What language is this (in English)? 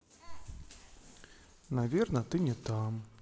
Russian